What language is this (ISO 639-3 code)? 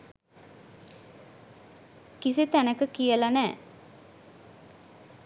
sin